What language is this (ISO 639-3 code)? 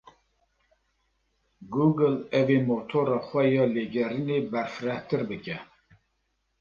kur